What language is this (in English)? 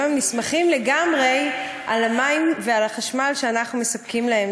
Hebrew